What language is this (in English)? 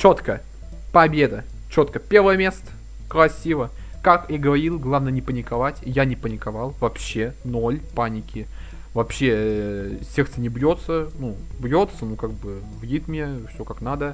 Russian